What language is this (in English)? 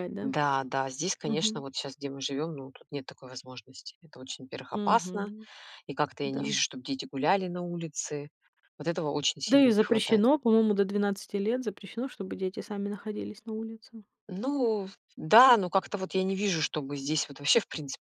Russian